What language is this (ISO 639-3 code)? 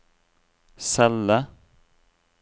nor